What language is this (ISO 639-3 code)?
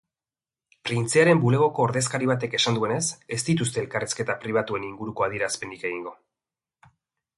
eus